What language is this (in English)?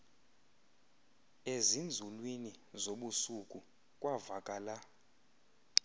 Xhosa